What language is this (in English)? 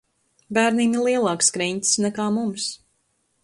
Latvian